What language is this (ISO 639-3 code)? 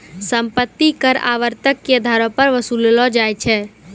mai